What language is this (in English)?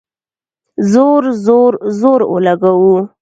Pashto